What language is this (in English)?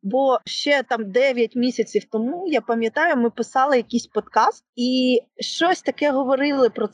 Ukrainian